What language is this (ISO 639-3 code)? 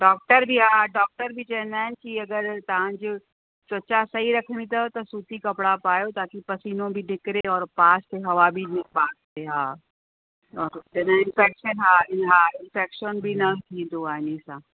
snd